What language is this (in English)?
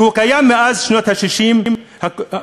Hebrew